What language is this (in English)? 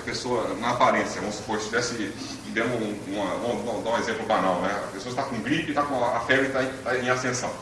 Portuguese